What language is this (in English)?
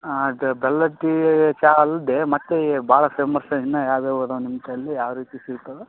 Kannada